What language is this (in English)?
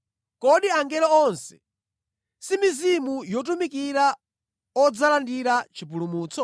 Nyanja